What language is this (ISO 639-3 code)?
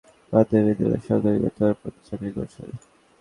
ben